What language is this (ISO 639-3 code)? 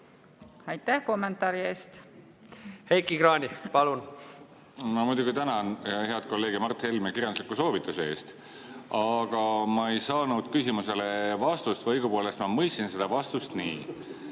est